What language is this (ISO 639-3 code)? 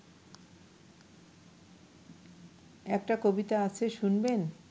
ben